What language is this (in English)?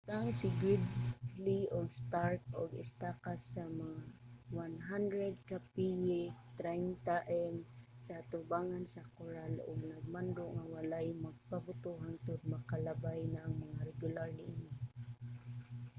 Cebuano